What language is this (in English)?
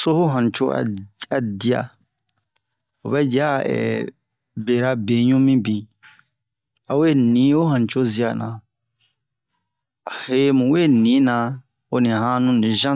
Bomu